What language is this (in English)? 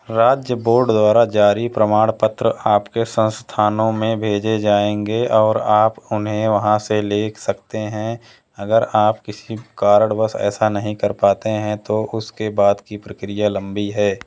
Hindi